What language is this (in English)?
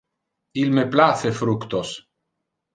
Interlingua